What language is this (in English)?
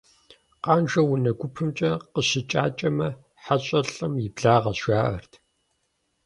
Kabardian